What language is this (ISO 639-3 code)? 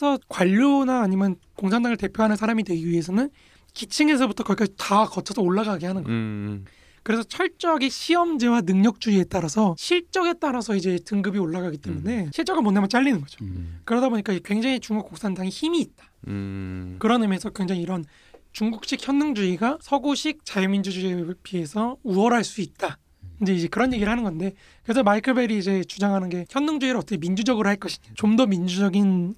kor